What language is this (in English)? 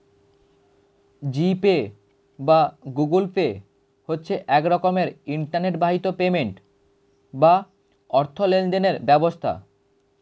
Bangla